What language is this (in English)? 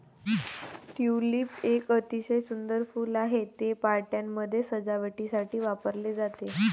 Marathi